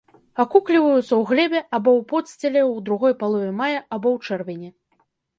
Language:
Belarusian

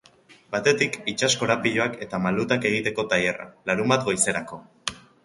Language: Basque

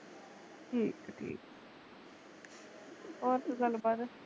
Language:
Punjabi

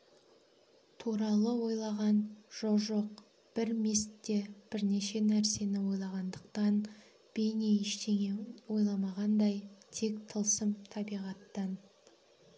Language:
Kazakh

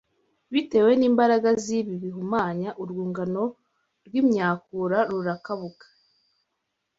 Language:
Kinyarwanda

